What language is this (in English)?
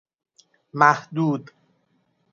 Persian